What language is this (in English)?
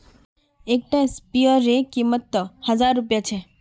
Magahi